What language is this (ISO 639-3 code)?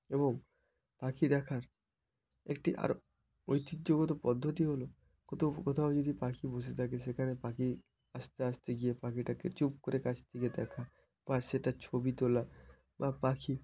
ben